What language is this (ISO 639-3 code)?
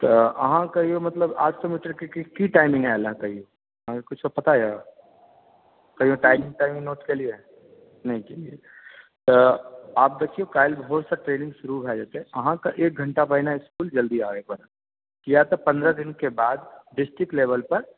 mai